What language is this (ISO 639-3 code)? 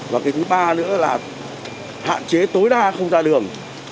vie